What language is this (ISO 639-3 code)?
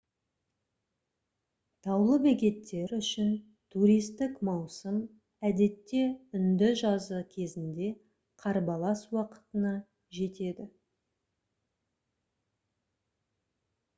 kaz